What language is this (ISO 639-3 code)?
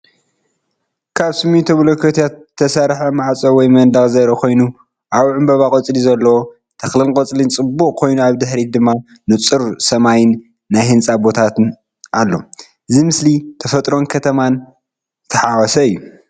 tir